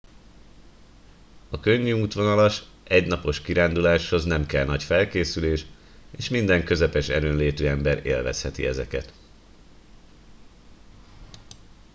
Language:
Hungarian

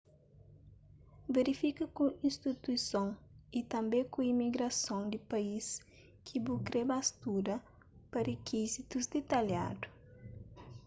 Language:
Kabuverdianu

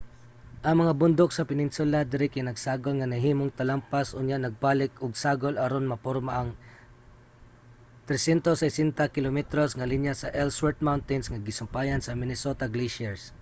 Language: Cebuano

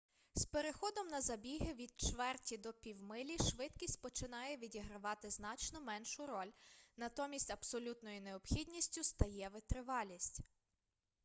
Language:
Ukrainian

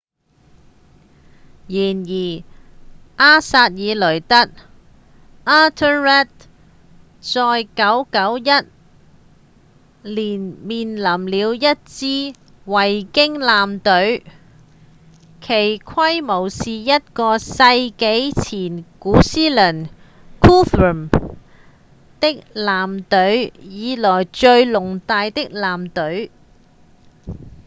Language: Cantonese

